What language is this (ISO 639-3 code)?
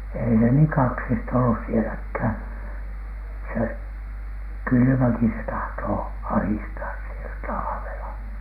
fin